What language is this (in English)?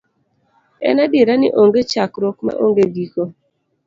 Luo (Kenya and Tanzania)